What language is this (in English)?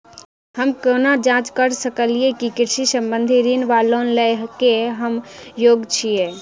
Maithili